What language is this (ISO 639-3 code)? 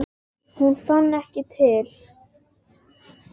isl